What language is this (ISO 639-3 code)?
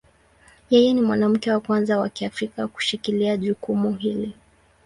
swa